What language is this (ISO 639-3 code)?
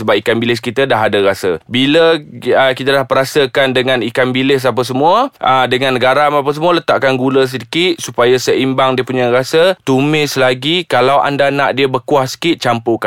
msa